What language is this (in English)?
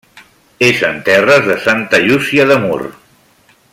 Catalan